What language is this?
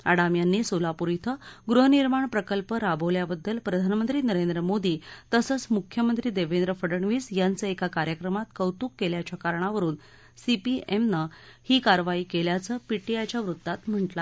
Marathi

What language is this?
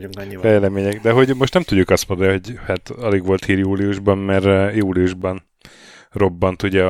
Hungarian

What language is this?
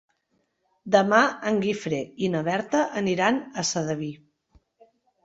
Catalan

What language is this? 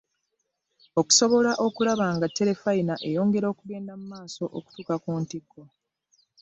Ganda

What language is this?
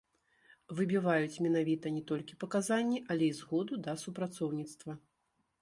Belarusian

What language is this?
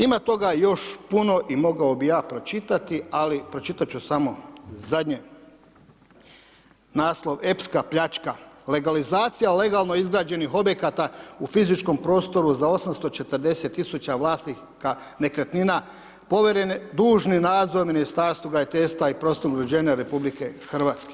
Croatian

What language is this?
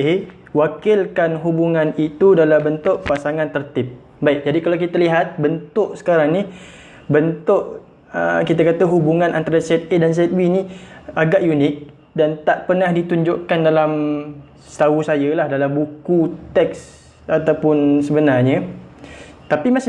Malay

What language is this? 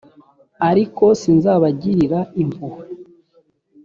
Kinyarwanda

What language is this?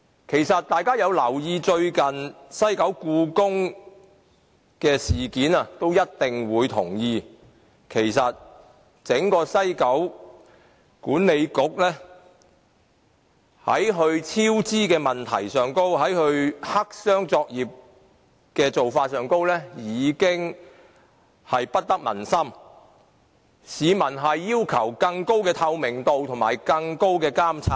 Cantonese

